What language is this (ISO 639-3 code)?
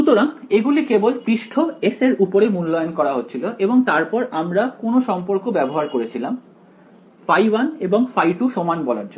ben